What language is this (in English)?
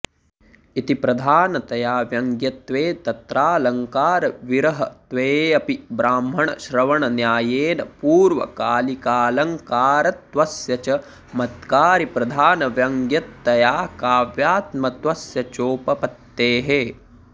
Sanskrit